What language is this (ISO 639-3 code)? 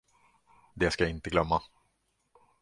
swe